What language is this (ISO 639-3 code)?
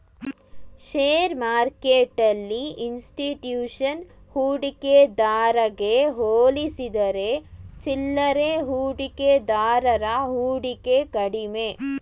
kan